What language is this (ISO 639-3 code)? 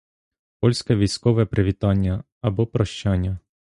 ukr